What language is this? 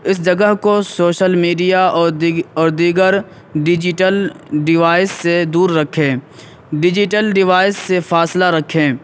Urdu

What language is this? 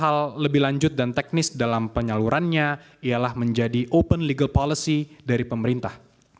Indonesian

